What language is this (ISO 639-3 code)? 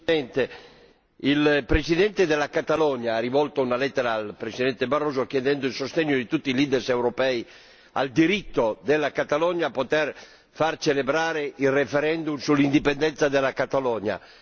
ita